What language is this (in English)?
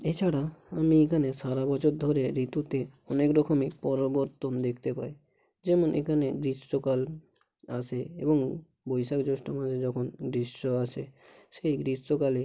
Bangla